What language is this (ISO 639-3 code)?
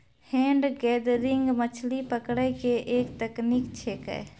mai